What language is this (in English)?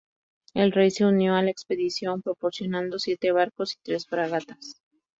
Spanish